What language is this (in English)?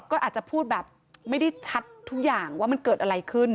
Thai